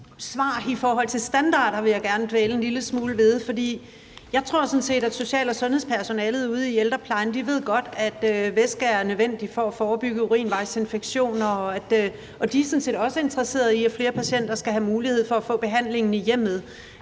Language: Danish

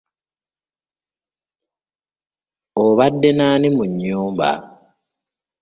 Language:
Ganda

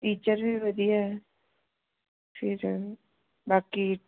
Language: Punjabi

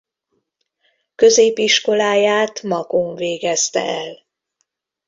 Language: Hungarian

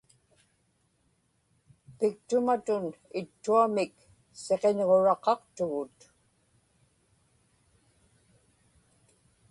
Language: Inupiaq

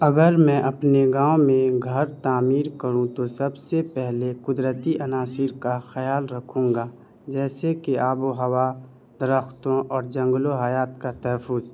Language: Urdu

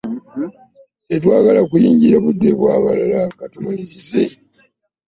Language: Ganda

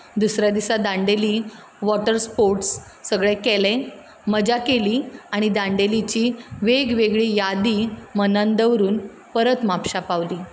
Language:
Konkani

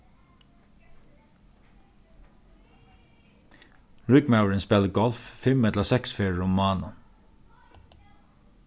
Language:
Faroese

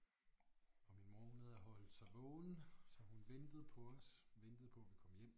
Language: Danish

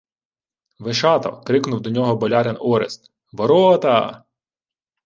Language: Ukrainian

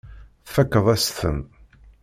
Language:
Kabyle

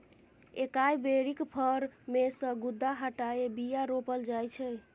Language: Maithili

